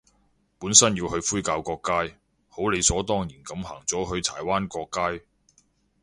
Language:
Cantonese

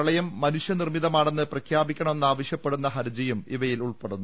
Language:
Malayalam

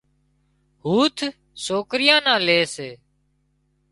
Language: Wadiyara Koli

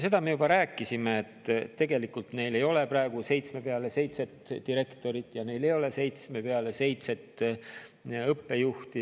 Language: Estonian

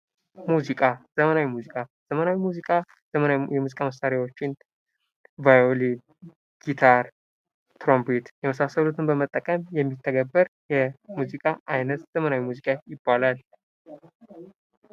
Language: Amharic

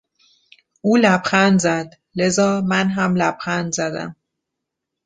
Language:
Persian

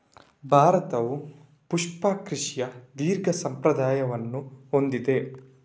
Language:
Kannada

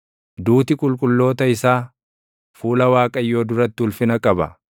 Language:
Oromo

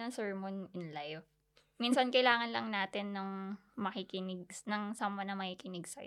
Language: Filipino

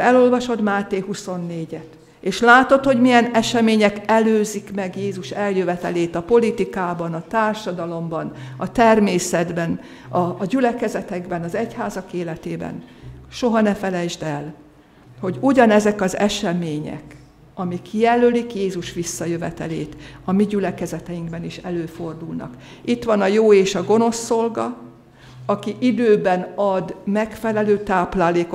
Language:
Hungarian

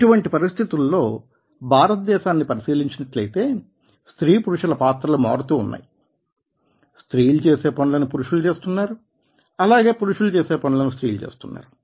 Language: Telugu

